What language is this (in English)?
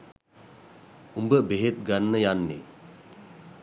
Sinhala